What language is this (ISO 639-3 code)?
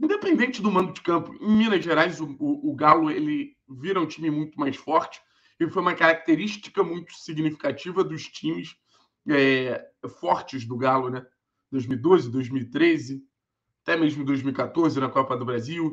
por